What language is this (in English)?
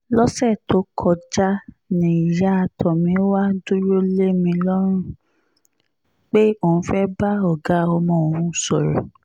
Yoruba